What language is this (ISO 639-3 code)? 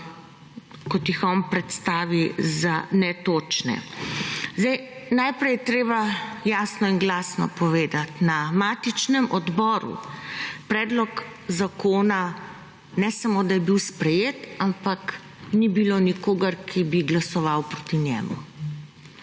slv